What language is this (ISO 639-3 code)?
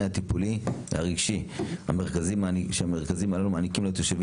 heb